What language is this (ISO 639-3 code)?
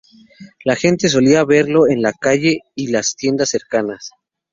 spa